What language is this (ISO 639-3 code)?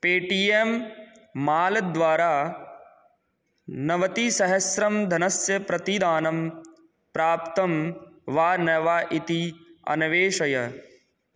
san